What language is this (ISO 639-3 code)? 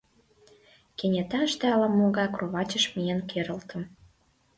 chm